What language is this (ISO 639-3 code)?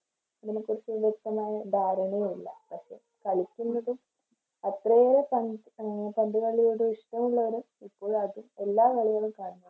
mal